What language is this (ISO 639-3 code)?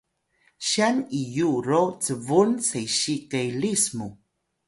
tay